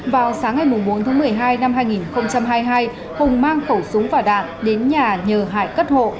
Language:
Vietnamese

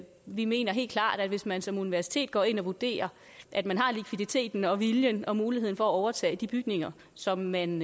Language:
Danish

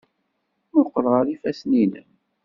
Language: Kabyle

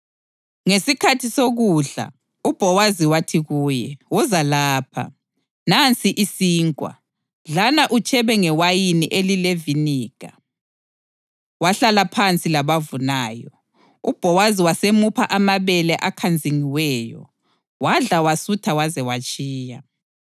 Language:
North Ndebele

